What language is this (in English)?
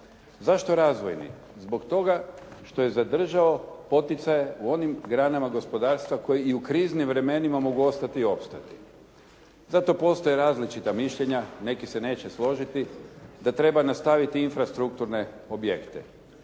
Croatian